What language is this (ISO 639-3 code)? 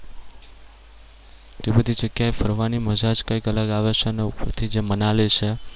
guj